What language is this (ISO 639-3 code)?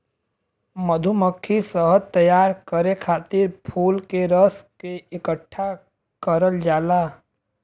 bho